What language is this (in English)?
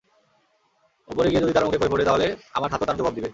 Bangla